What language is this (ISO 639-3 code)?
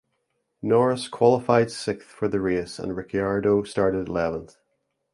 eng